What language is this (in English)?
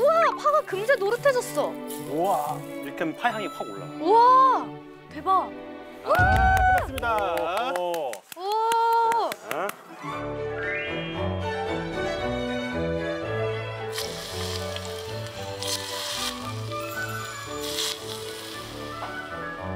Korean